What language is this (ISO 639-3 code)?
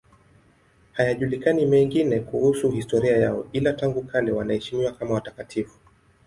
swa